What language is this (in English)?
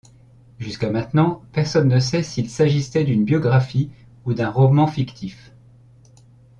French